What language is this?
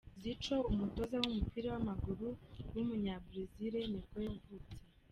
Kinyarwanda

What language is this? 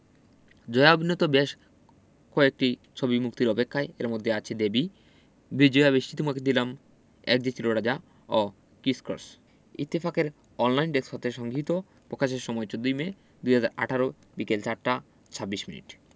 Bangla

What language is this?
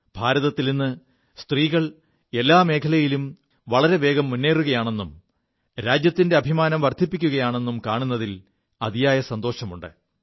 Malayalam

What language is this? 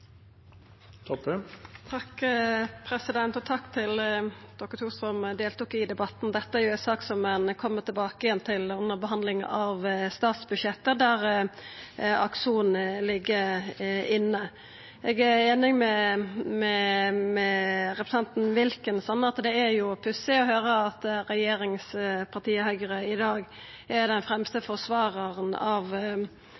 Norwegian Nynorsk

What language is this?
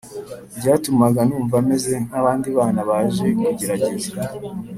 Kinyarwanda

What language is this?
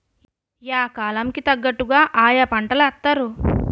Telugu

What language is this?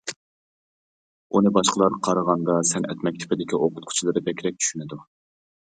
Uyghur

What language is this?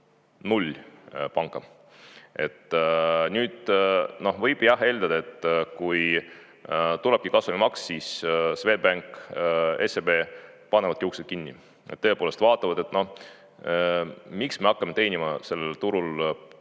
Estonian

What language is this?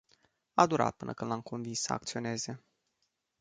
Romanian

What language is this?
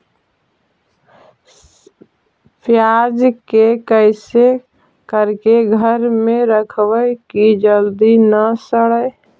Magahi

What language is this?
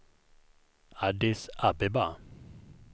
Swedish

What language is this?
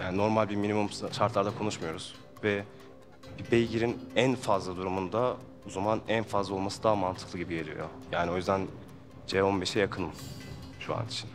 Turkish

